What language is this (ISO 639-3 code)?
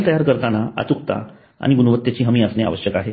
mar